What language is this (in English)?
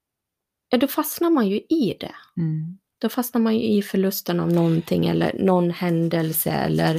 Swedish